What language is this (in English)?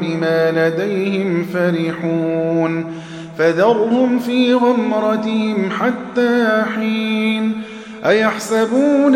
Arabic